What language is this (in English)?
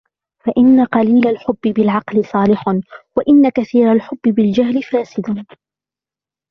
Arabic